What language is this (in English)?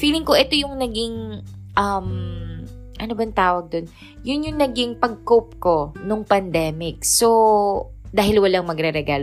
Filipino